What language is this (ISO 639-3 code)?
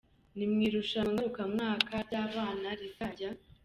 kin